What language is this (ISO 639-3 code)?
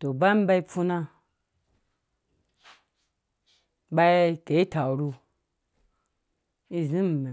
ldb